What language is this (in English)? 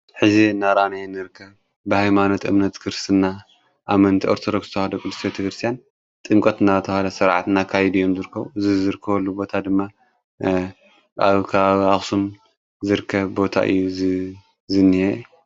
Tigrinya